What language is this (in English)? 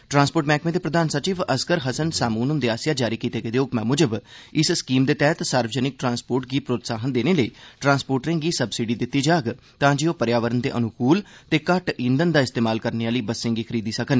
Dogri